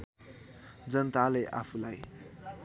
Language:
Nepali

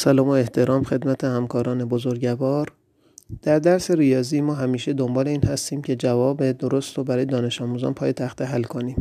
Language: Persian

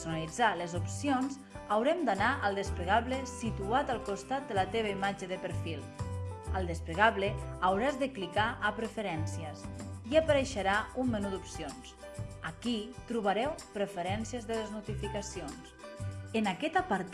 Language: Catalan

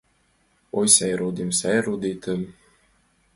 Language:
Mari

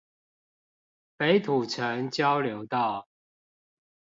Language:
Chinese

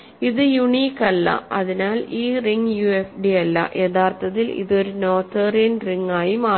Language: Malayalam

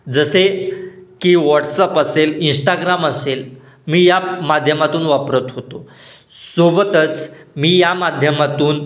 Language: Marathi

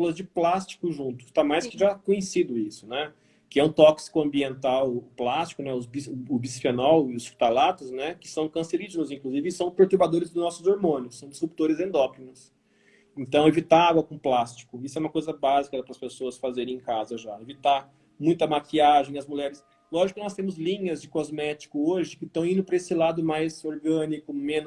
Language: Portuguese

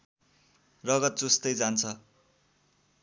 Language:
Nepali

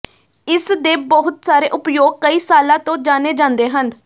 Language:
Punjabi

